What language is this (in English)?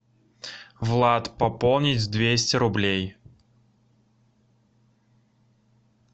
Russian